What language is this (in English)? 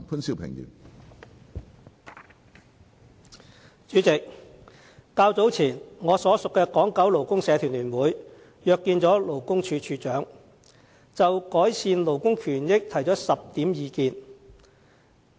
Cantonese